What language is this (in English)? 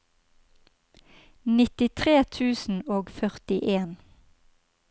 Norwegian